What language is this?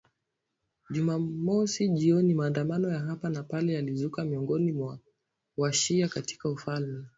Swahili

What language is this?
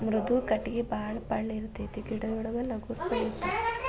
Kannada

